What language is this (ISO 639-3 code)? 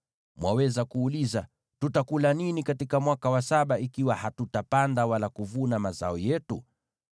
swa